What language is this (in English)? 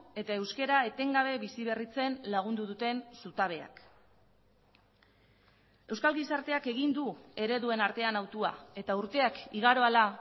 Basque